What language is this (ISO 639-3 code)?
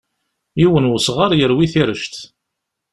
kab